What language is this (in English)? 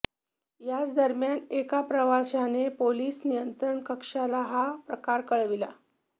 Marathi